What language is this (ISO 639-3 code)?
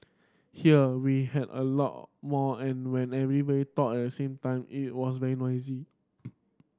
eng